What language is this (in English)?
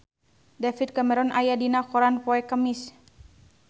Sundanese